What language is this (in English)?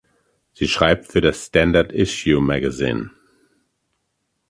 German